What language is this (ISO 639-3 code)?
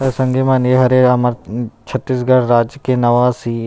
hne